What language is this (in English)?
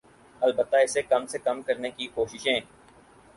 Urdu